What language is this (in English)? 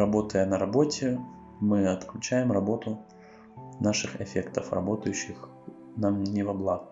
Russian